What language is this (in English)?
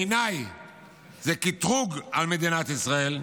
Hebrew